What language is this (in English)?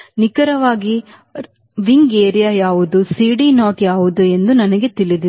Kannada